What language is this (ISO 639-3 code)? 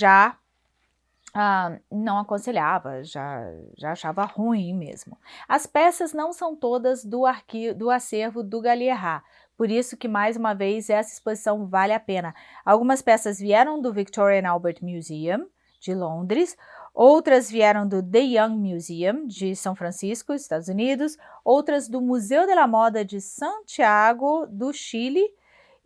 por